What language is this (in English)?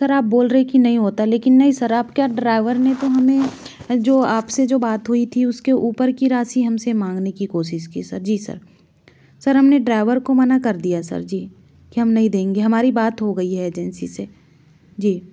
Hindi